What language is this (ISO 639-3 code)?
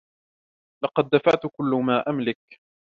ara